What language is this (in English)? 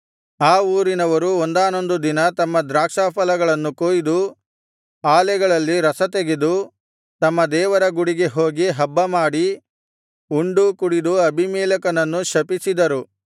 Kannada